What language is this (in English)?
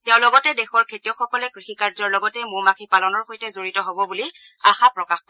Assamese